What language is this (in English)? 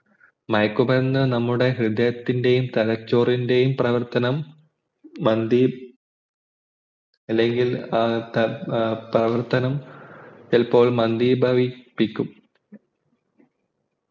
Malayalam